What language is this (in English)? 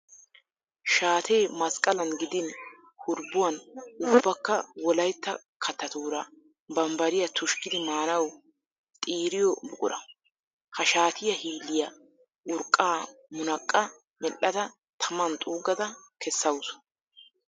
Wolaytta